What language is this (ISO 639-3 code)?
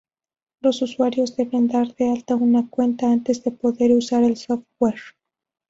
spa